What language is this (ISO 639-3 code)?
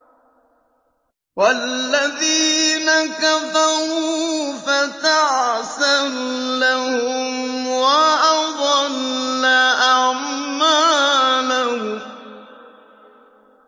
ara